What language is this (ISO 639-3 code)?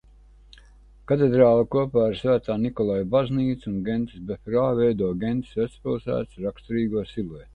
lav